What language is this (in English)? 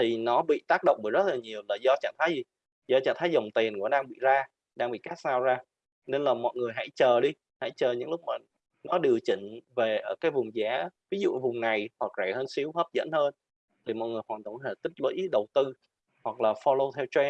Vietnamese